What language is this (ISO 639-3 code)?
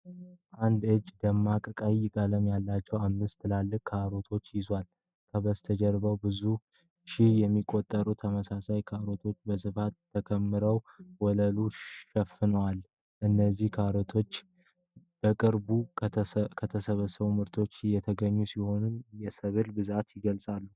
amh